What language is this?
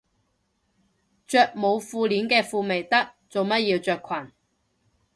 Cantonese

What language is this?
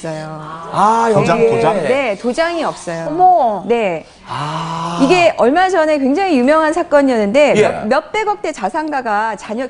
Korean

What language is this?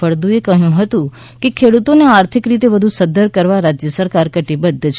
Gujarati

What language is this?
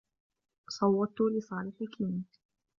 Arabic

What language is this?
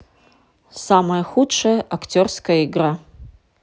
Russian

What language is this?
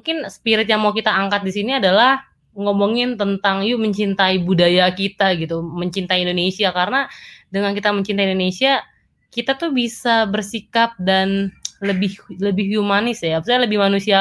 Indonesian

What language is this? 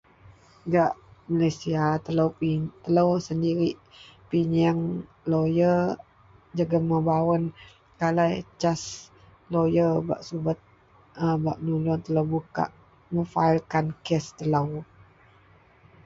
Central Melanau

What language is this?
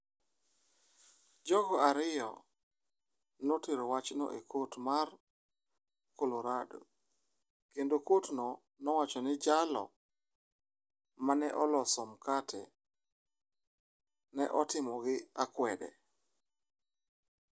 Luo (Kenya and Tanzania)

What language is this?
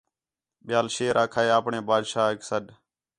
Khetrani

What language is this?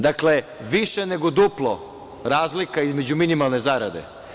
Serbian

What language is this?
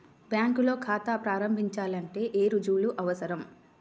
Telugu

